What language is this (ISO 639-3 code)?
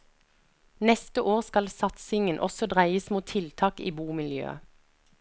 nor